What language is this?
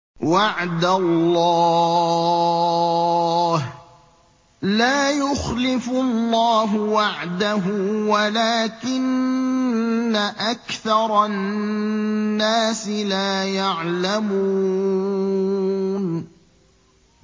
Arabic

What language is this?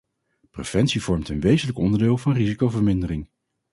Dutch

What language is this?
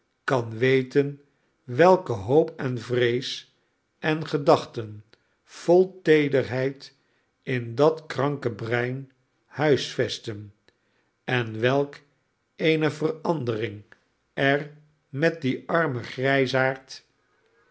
Dutch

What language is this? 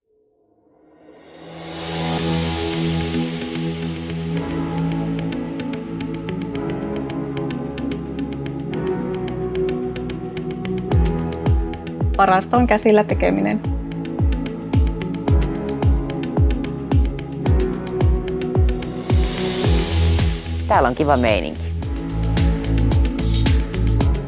Finnish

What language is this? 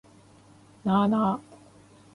Japanese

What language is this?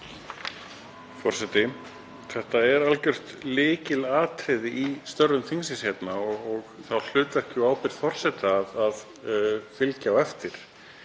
Icelandic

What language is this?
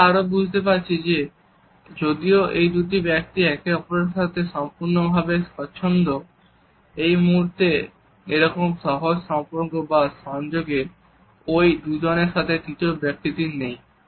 Bangla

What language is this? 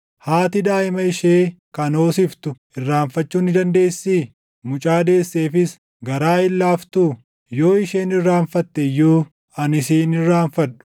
Oromo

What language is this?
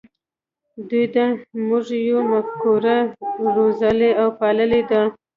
Pashto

